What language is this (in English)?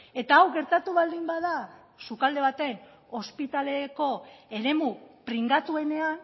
Basque